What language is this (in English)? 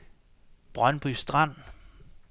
Danish